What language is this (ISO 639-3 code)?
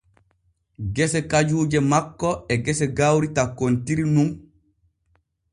fue